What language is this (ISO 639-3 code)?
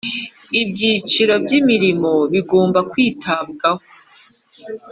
kin